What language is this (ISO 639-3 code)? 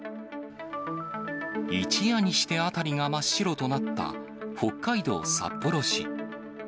jpn